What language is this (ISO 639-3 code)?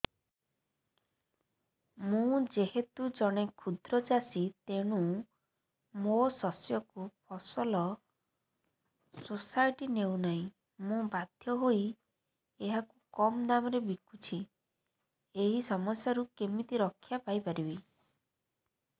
ori